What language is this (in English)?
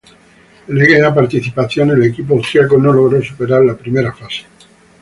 Spanish